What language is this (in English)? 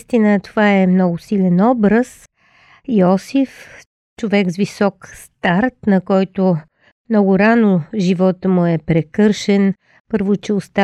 Bulgarian